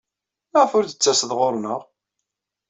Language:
Kabyle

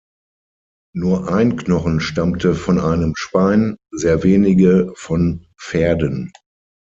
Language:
German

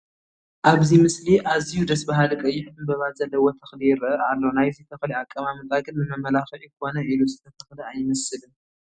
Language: Tigrinya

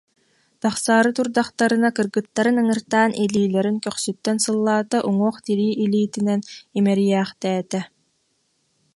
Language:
Yakut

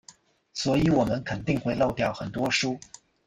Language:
Chinese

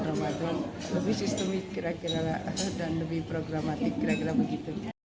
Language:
Indonesian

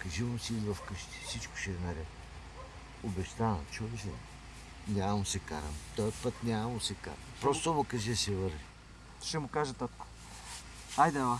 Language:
Bulgarian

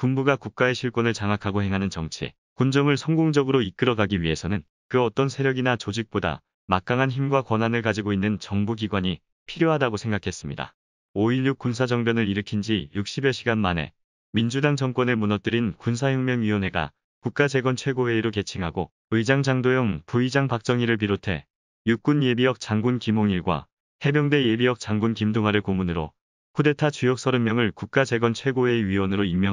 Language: Korean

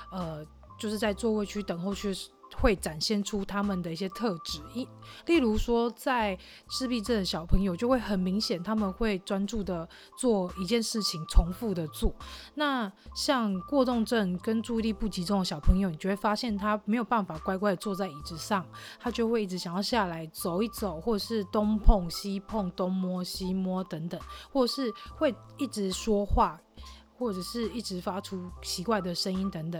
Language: Chinese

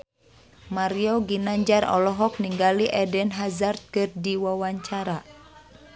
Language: Sundanese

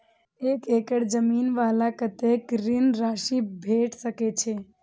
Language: Maithili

